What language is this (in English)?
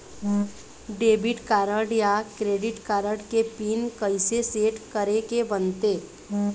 Chhattisgarhi